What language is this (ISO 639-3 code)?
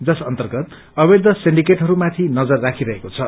nep